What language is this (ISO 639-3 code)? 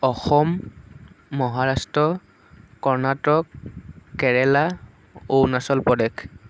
asm